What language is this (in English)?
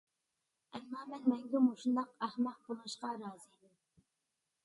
Uyghur